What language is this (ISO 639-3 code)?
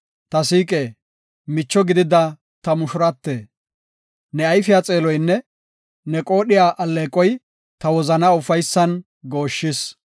gof